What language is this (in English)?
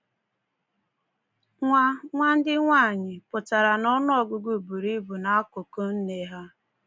Igbo